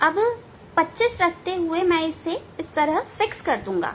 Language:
Hindi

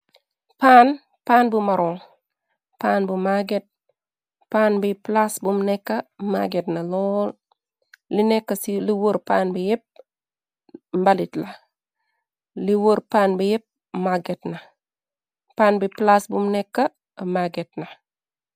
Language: Wolof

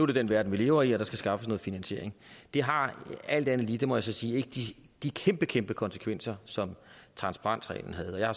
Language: Danish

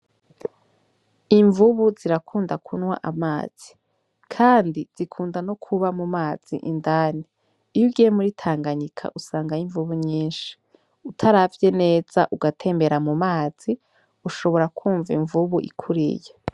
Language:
Rundi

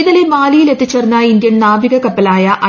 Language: Malayalam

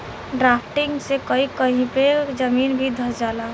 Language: Bhojpuri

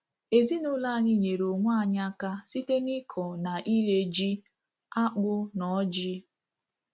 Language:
Igbo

